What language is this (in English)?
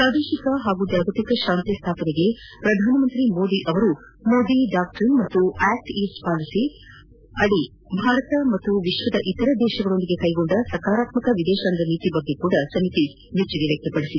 Kannada